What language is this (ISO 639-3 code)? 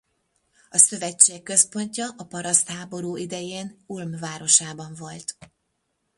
hun